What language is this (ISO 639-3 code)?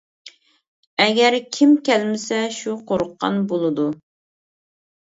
uig